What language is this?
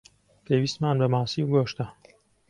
Central Kurdish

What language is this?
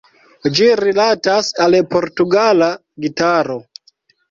Esperanto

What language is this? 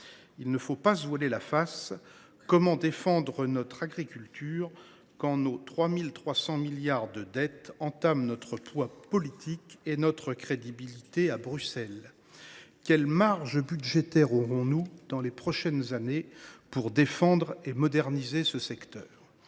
French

